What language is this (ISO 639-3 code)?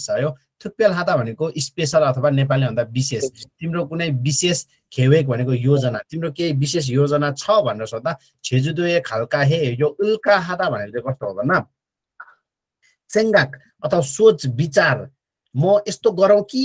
kor